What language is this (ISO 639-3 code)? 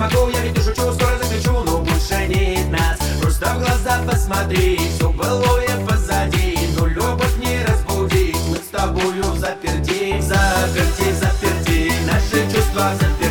rus